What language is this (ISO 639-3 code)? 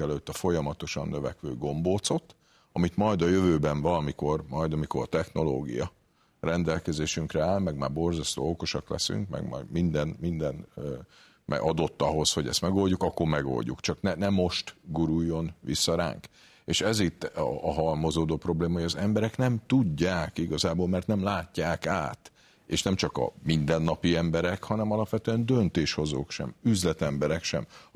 hun